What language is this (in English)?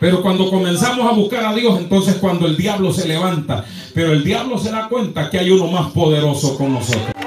Spanish